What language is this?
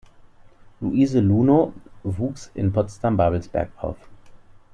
German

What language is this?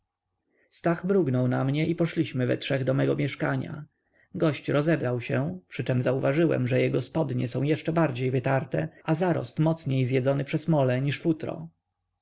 Polish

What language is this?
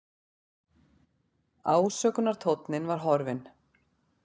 Icelandic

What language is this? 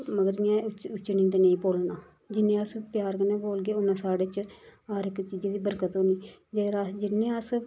Dogri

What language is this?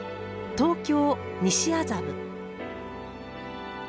Japanese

